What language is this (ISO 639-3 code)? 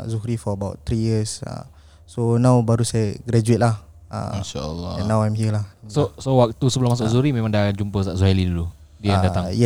msa